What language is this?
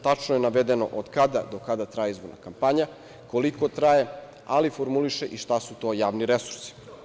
Serbian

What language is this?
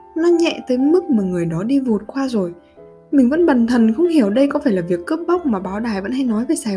Vietnamese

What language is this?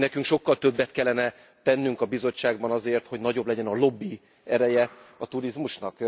Hungarian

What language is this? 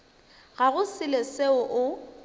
Northern Sotho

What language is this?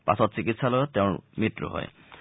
Assamese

